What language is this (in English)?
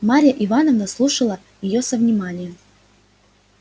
Russian